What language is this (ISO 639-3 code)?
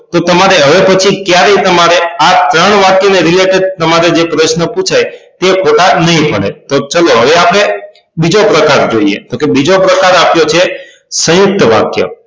guj